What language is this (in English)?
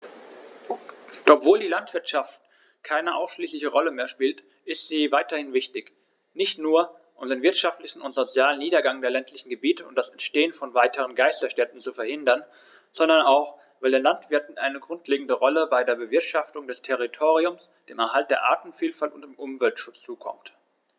German